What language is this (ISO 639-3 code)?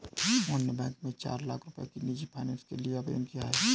hin